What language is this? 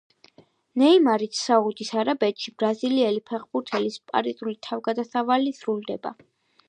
Georgian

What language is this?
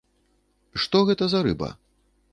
Belarusian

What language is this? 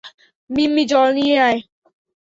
Bangla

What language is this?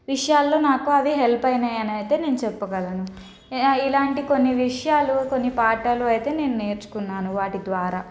Telugu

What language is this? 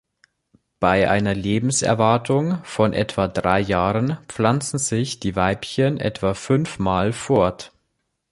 German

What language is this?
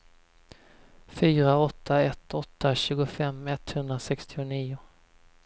Swedish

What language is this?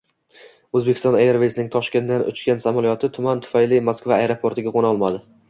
Uzbek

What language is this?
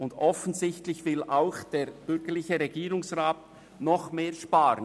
Swiss German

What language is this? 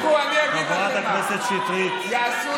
Hebrew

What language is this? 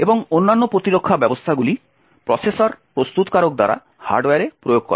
Bangla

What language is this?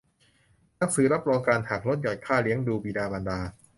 Thai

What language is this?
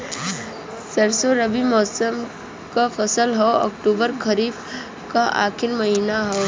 Bhojpuri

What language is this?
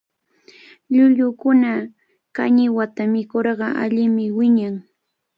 Cajatambo North Lima Quechua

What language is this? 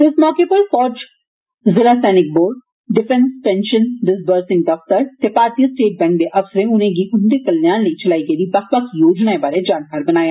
Dogri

